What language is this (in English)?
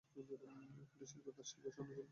Bangla